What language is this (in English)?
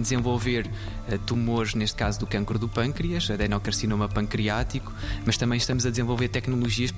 Portuguese